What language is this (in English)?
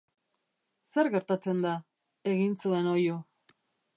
Basque